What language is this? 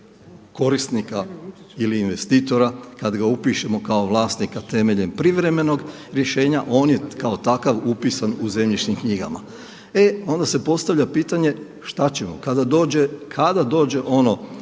Croatian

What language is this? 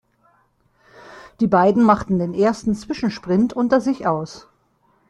German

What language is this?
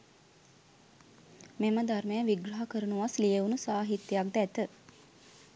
Sinhala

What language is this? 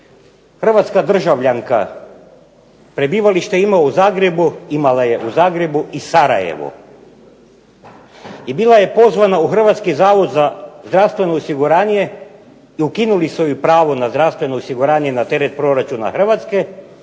Croatian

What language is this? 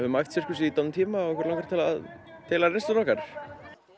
Icelandic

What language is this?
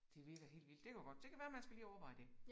Danish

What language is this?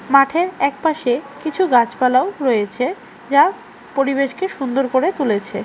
Bangla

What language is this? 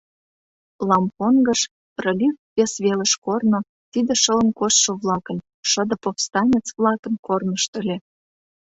Mari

